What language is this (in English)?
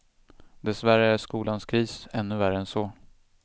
Swedish